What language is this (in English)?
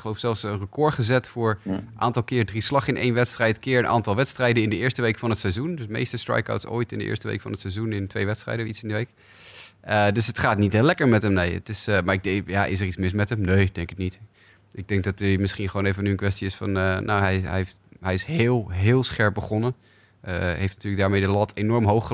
Dutch